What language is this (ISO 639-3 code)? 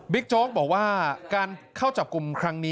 tha